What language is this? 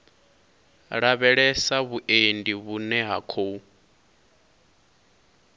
Venda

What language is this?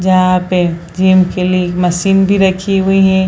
Hindi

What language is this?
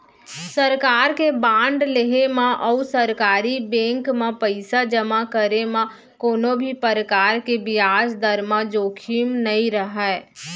Chhattisgarhi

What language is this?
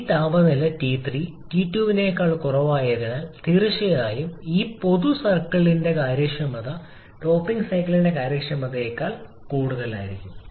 Malayalam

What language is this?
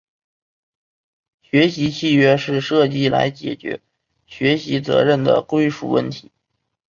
Chinese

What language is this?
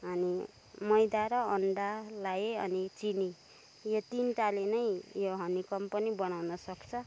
Nepali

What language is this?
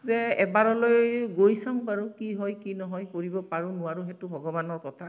Assamese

